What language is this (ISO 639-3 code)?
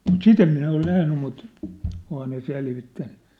fin